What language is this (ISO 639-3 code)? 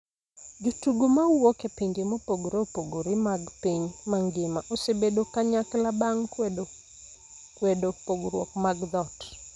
luo